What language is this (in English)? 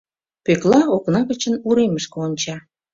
Mari